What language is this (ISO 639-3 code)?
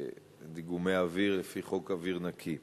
heb